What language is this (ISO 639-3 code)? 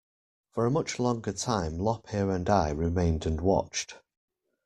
eng